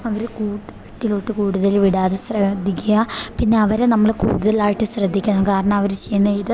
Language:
Malayalam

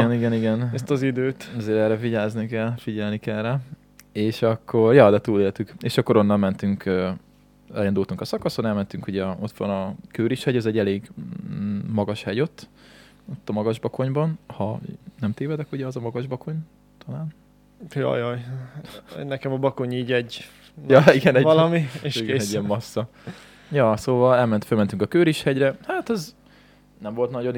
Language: Hungarian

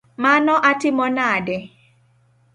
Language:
Luo (Kenya and Tanzania)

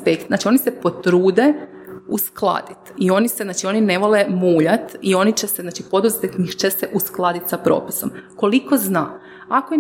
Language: Croatian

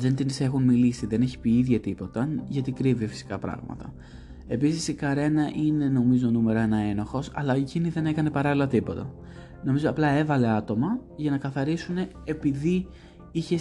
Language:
Greek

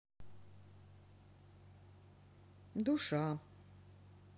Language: Russian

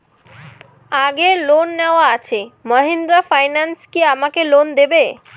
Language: Bangla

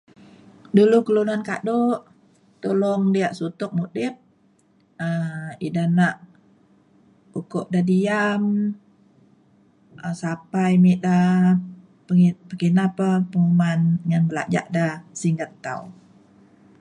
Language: Mainstream Kenyah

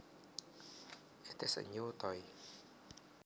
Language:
Javanese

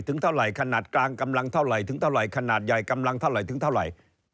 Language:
Thai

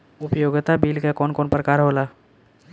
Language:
Bhojpuri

